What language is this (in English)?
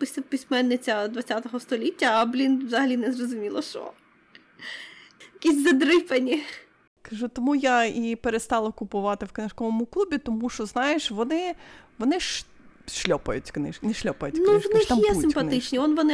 Ukrainian